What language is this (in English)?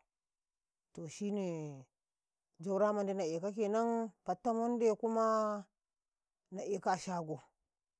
Karekare